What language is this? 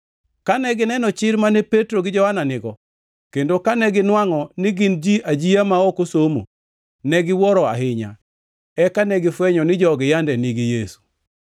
Luo (Kenya and Tanzania)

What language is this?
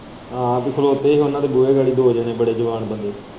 Punjabi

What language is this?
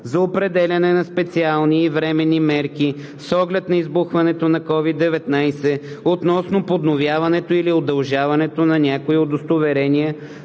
Bulgarian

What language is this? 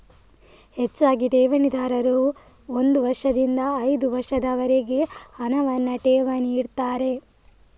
Kannada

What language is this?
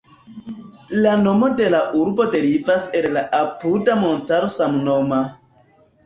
Esperanto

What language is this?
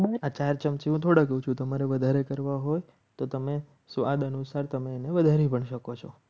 Gujarati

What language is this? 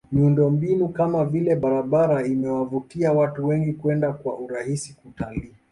Swahili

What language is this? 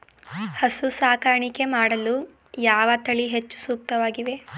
Kannada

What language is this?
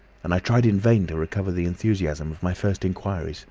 English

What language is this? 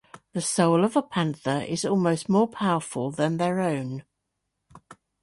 English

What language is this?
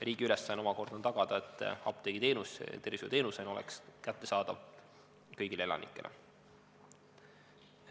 Estonian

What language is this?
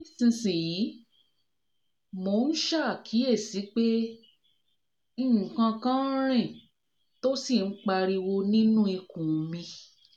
Yoruba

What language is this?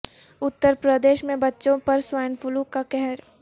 Urdu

